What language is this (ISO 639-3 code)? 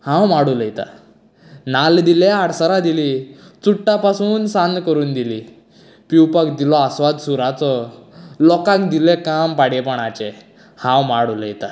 kok